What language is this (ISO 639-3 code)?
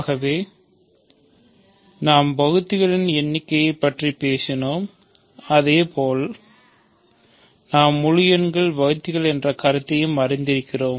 tam